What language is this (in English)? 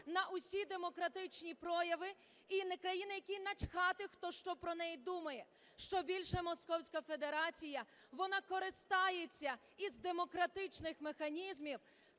Ukrainian